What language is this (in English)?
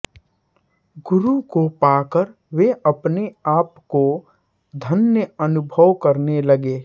Hindi